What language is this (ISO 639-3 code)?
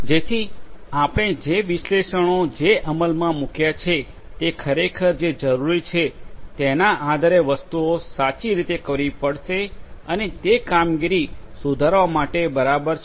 guj